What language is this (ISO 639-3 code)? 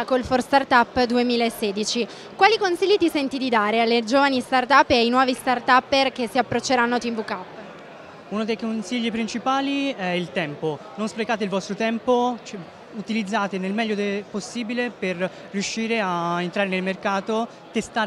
ita